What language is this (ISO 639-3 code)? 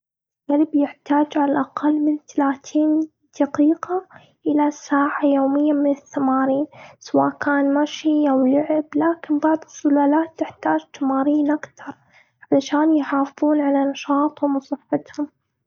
afb